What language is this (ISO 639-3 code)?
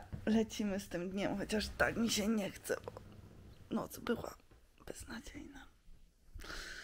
pol